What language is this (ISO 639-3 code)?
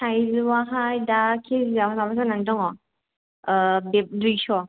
brx